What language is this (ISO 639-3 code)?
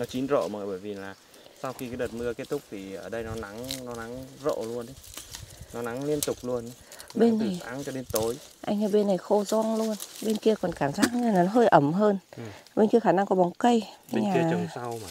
vie